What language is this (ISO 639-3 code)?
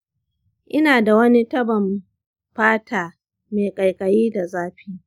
hau